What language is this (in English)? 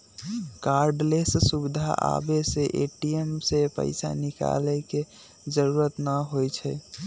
Magahi